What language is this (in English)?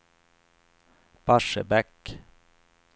Swedish